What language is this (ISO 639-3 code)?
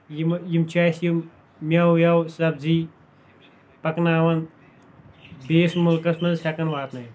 kas